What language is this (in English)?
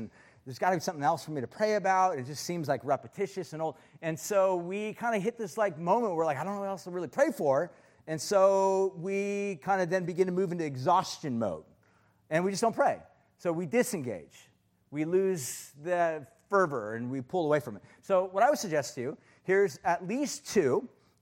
English